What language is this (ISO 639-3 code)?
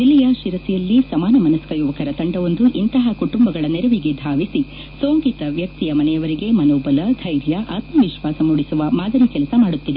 kan